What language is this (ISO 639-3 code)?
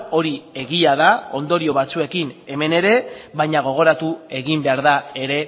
eus